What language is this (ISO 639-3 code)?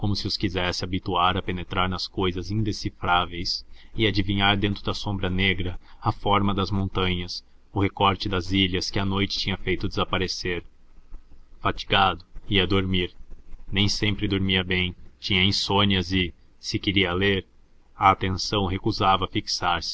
por